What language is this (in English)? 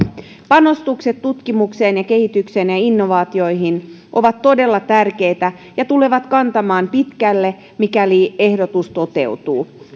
Finnish